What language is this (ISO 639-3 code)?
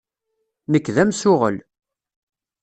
kab